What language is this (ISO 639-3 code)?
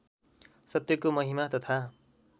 nep